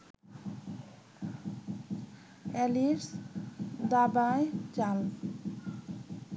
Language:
Bangla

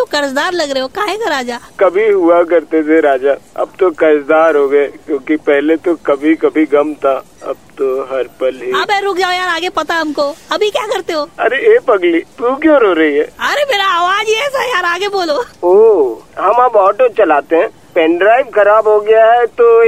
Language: Hindi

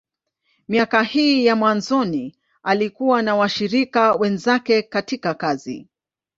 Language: Swahili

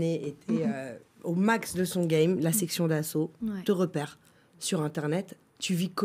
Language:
French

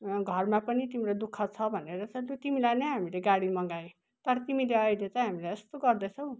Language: Nepali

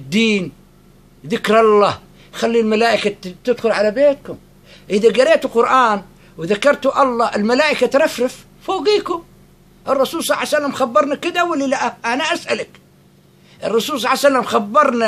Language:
Arabic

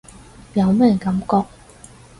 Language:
Cantonese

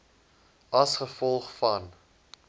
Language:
Afrikaans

